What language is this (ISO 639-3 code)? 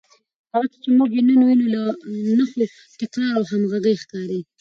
pus